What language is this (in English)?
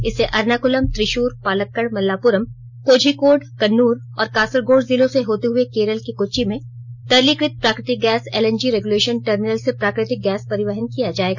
Hindi